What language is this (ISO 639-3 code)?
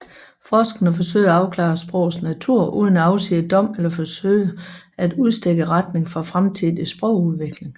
dan